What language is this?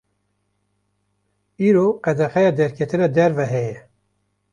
Kurdish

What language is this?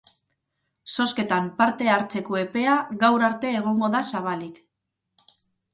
Basque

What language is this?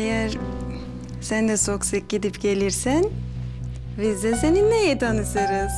Turkish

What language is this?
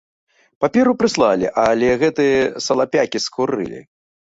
Belarusian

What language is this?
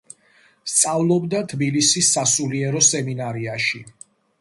Georgian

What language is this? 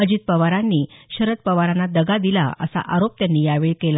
Marathi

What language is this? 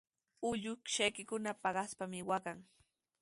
Sihuas Ancash Quechua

